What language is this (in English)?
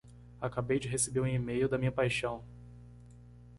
Portuguese